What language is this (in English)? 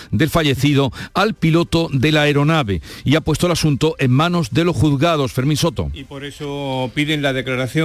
Spanish